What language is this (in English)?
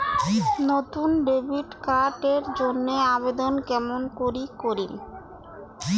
Bangla